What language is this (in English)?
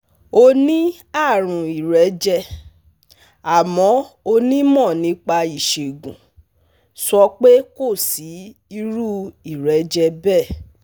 Yoruba